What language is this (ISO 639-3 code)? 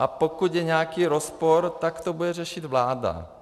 ces